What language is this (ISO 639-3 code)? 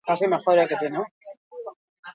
eus